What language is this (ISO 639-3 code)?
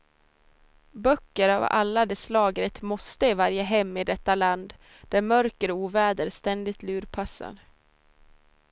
swe